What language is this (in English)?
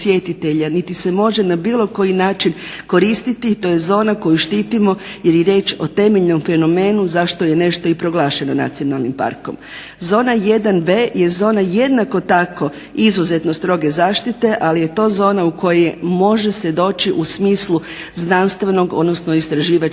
Croatian